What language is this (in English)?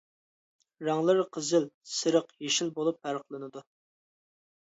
Uyghur